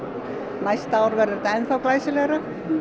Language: Icelandic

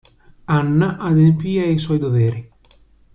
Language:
Italian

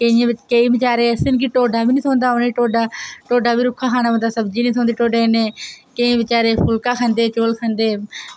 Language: Dogri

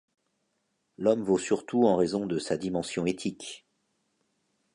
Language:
French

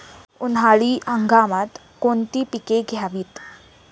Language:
Marathi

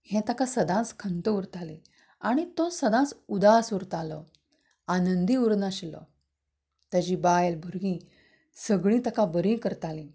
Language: Konkani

